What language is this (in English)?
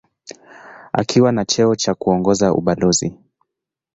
Swahili